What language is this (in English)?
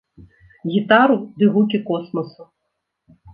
Belarusian